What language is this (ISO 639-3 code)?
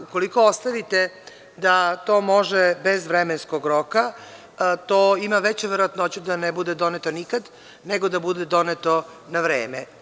srp